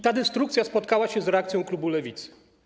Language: Polish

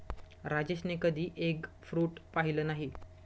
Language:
Marathi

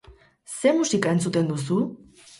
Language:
Basque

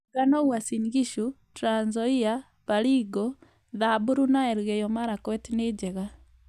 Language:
Kikuyu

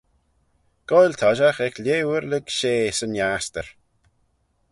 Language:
Manx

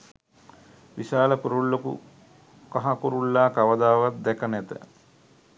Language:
Sinhala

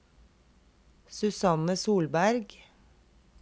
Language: Norwegian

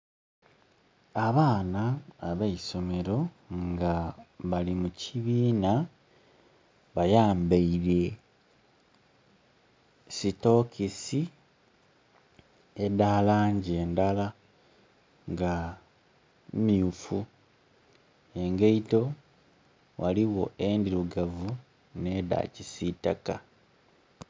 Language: Soga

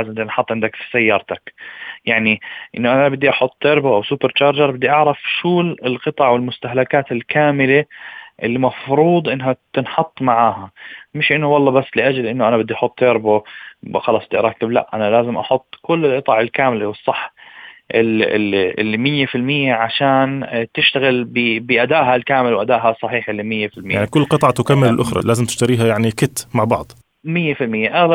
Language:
Arabic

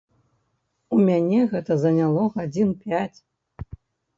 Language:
Belarusian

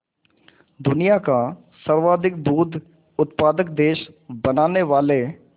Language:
Hindi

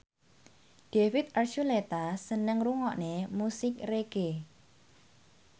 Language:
Javanese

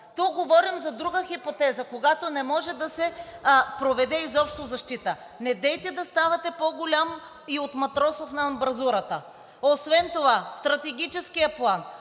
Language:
Bulgarian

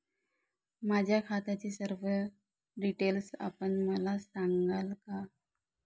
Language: Marathi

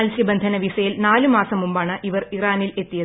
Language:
Malayalam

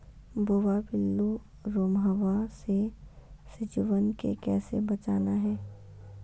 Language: Magahi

